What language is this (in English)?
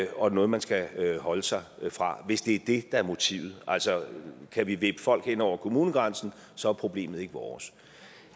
Danish